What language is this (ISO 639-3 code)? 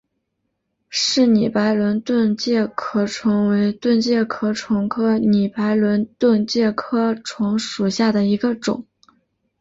zho